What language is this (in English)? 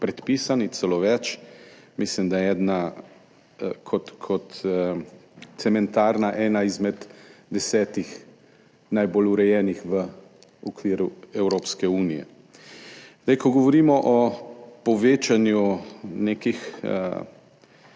Slovenian